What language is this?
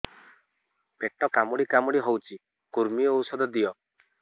Odia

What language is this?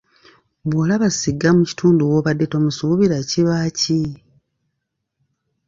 Ganda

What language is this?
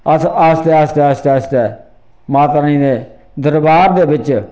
Dogri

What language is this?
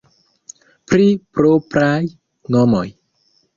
Esperanto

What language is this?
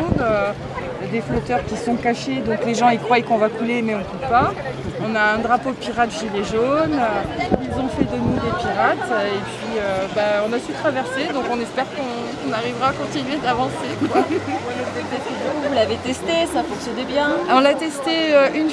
French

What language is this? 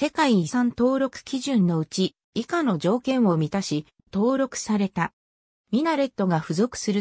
Japanese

